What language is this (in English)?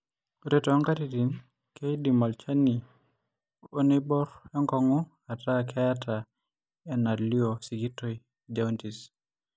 Masai